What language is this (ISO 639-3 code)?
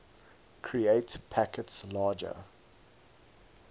eng